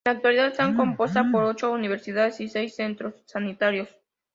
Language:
Spanish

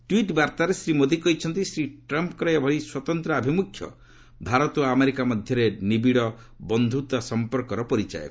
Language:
Odia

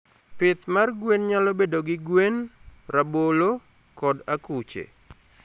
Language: Luo (Kenya and Tanzania)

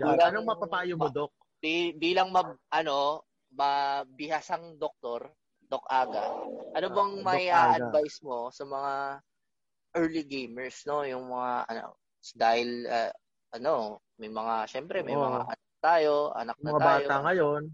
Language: Filipino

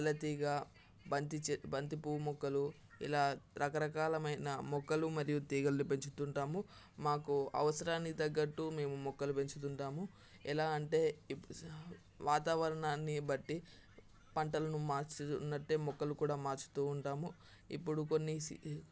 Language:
Telugu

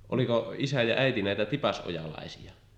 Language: Finnish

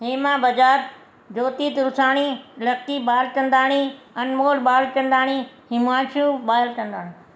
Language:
Sindhi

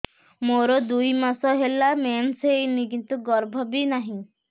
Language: Odia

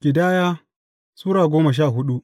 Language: Hausa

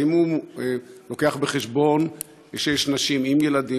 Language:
Hebrew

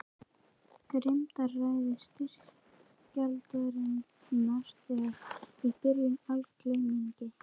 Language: Icelandic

